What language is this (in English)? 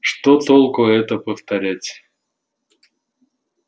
Russian